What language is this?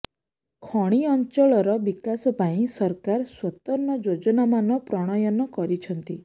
Odia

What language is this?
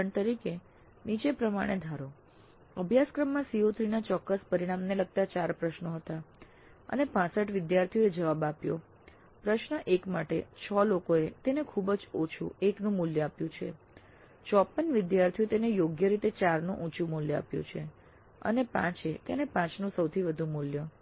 Gujarati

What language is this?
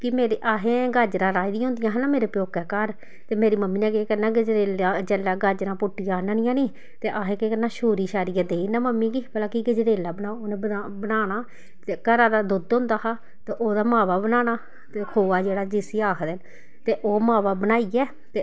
Dogri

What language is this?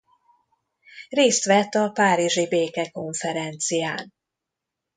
Hungarian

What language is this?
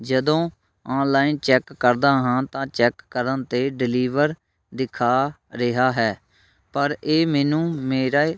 Punjabi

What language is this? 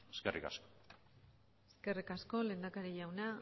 Basque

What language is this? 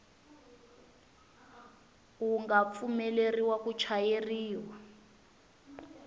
Tsonga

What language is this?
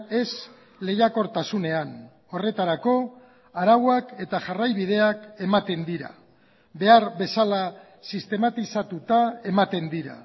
Basque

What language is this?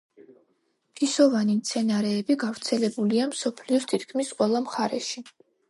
Georgian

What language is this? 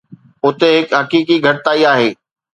Sindhi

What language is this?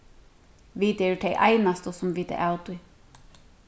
Faroese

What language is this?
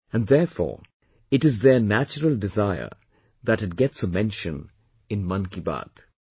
English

